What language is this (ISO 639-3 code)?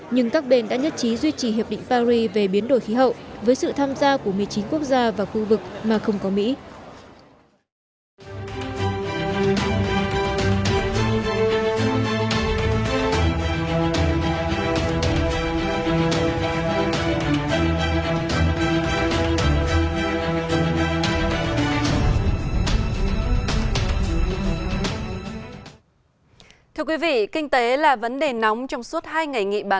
vie